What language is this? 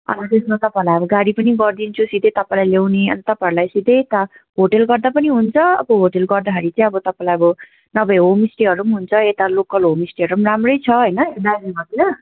Nepali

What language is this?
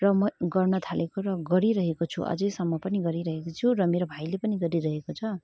Nepali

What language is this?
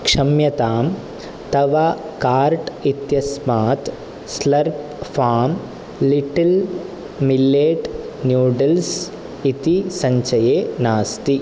Sanskrit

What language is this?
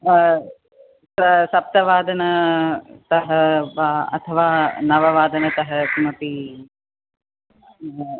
Sanskrit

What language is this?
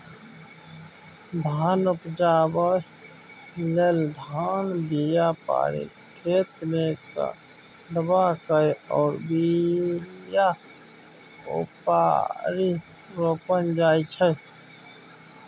Maithili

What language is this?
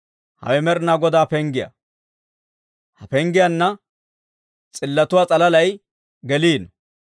Dawro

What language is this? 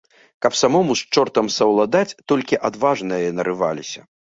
Belarusian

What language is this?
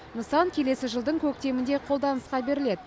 Kazakh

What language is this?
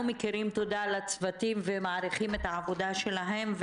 Hebrew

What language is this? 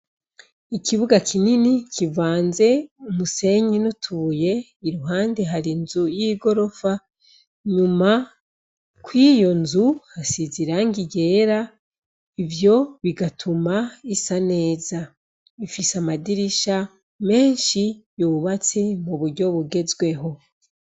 Rundi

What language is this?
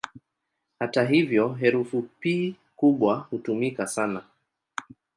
Swahili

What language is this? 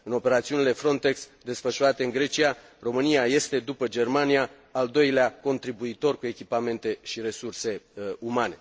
Romanian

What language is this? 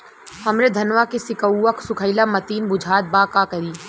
Bhojpuri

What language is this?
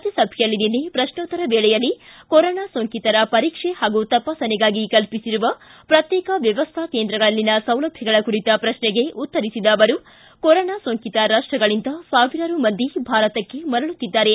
Kannada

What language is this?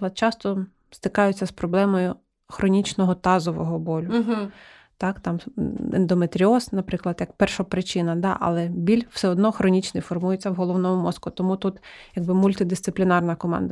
Ukrainian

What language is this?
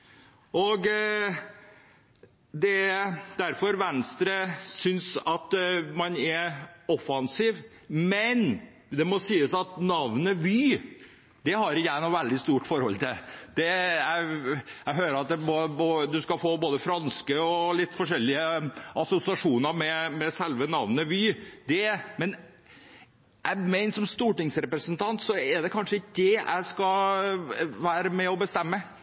Norwegian Bokmål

